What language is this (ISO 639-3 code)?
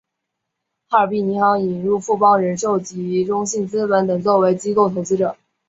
zho